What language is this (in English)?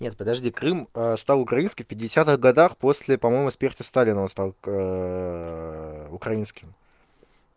Russian